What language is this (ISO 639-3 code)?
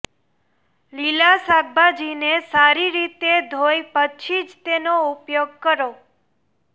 guj